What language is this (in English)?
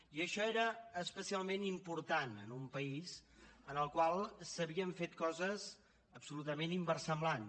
Catalan